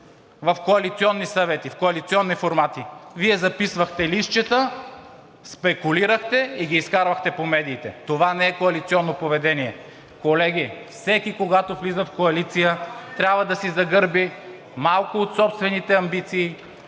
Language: Bulgarian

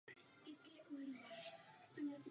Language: Czech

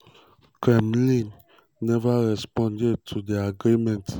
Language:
Nigerian Pidgin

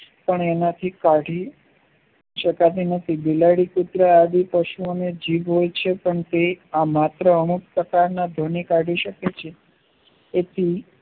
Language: Gujarati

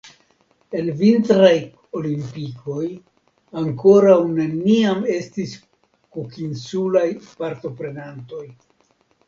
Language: Esperanto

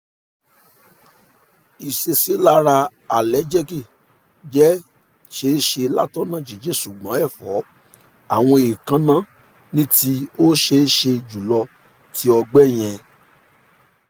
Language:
Yoruba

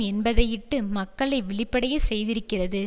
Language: Tamil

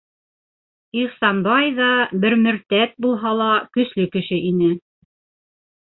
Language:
Bashkir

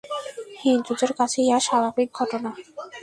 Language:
Bangla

